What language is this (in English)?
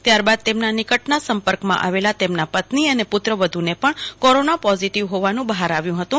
Gujarati